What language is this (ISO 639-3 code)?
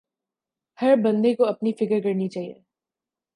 urd